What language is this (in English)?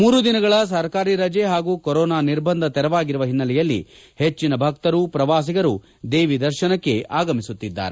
Kannada